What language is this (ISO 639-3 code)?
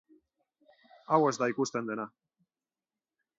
eus